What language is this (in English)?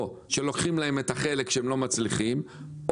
Hebrew